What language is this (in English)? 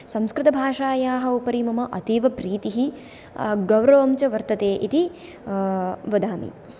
Sanskrit